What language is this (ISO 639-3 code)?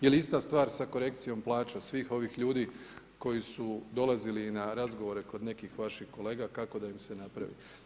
hrv